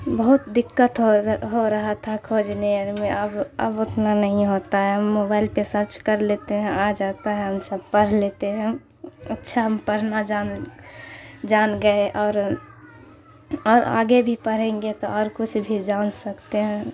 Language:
Urdu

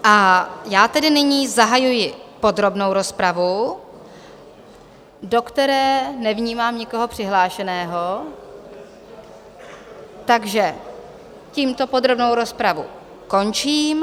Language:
Czech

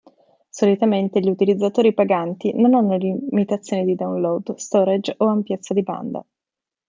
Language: Italian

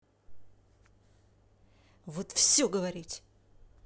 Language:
Russian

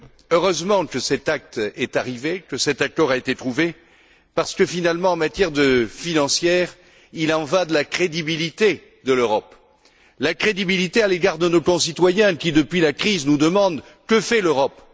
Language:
French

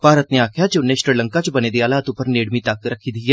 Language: Dogri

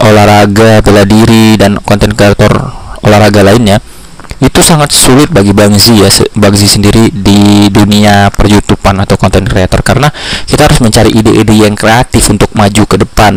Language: Indonesian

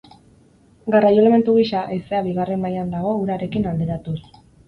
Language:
Basque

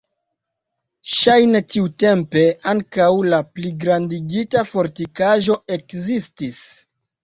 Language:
Esperanto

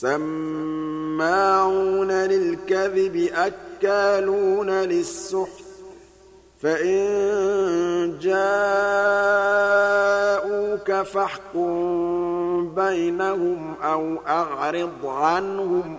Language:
Arabic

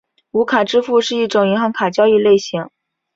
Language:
Chinese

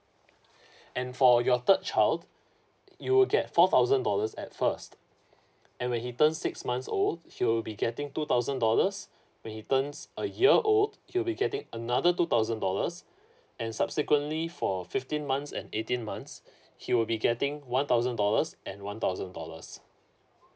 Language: English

